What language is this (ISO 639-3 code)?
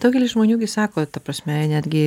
lit